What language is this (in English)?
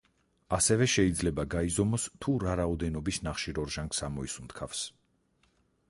Georgian